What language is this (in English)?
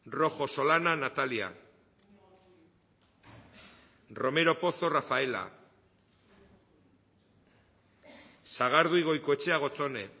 Basque